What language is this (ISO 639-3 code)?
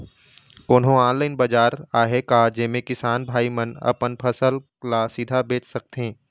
hne